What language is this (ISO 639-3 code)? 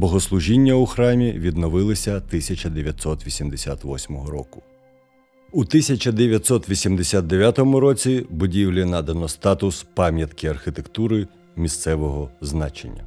ukr